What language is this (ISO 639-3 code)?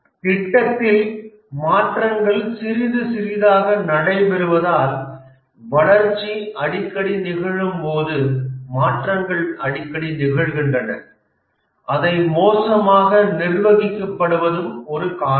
tam